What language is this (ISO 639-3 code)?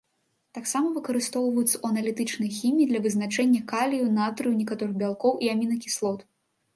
bel